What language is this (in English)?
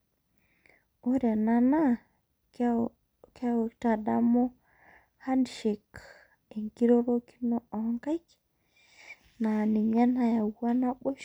Masai